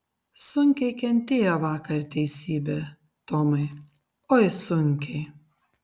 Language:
Lithuanian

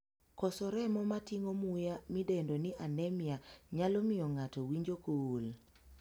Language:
Luo (Kenya and Tanzania)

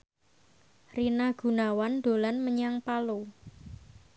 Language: Javanese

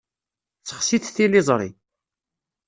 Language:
Kabyle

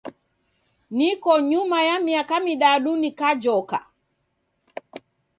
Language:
Taita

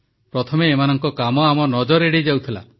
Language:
Odia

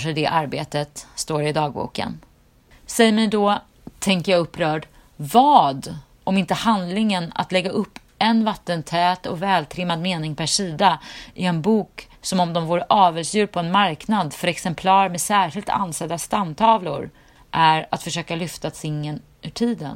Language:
Swedish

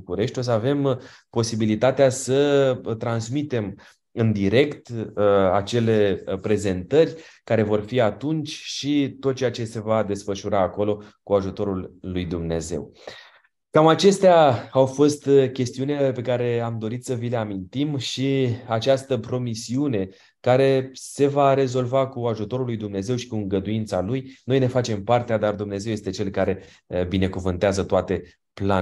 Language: Romanian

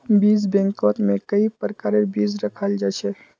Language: Magahi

